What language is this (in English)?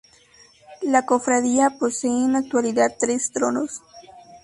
Spanish